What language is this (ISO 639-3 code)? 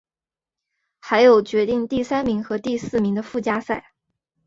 zho